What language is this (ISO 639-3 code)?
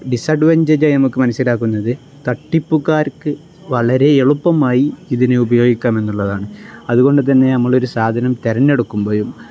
mal